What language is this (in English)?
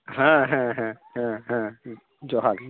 Santali